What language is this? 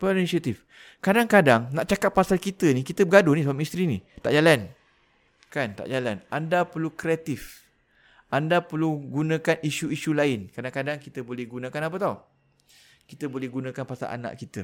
Malay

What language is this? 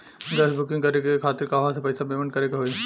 Bhojpuri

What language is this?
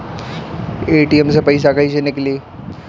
Bhojpuri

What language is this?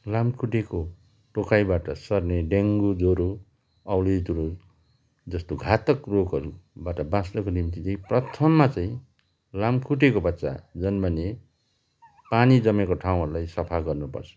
Nepali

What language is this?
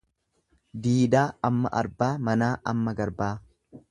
Oromo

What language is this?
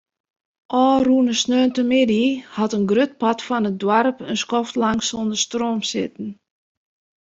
Western Frisian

